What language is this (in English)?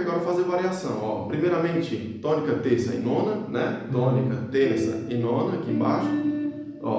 Portuguese